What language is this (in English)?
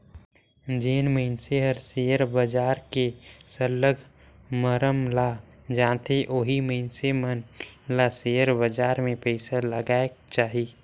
Chhattisgarhi